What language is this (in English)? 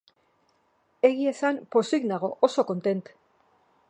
Basque